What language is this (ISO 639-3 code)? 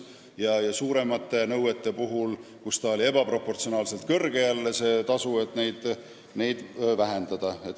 est